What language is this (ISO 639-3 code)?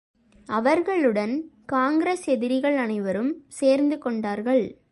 tam